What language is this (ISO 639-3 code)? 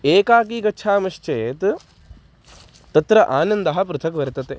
san